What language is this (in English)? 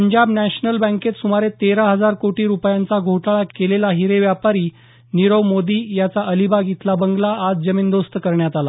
Marathi